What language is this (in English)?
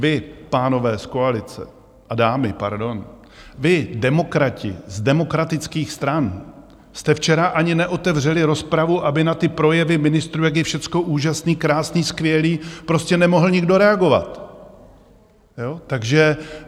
Czech